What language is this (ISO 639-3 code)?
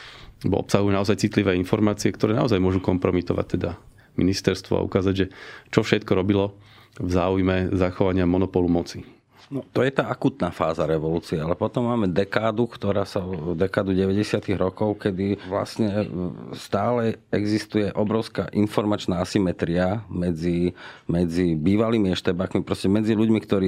slk